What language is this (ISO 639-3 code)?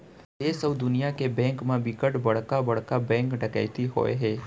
hne